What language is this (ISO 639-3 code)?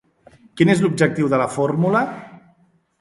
cat